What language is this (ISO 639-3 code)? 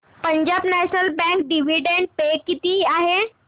mar